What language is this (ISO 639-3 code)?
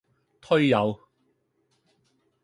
yue